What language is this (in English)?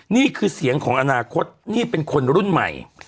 Thai